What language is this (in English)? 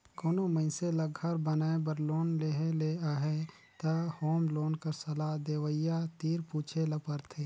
Chhattisgarhi